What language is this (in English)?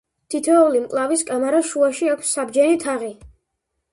Georgian